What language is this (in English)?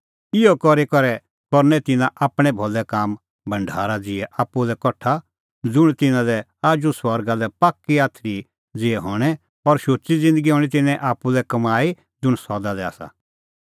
Kullu Pahari